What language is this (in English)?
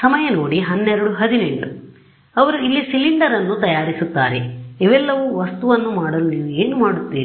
Kannada